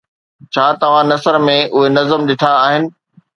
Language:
Sindhi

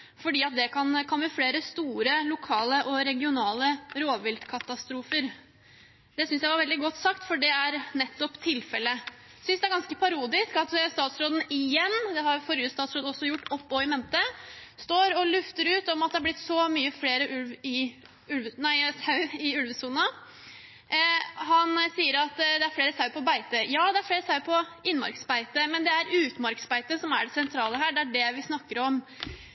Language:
Norwegian Bokmål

